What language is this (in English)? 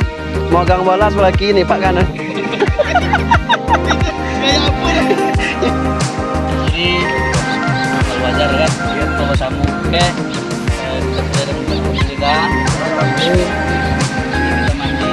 Indonesian